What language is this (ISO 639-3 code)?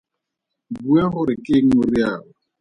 tsn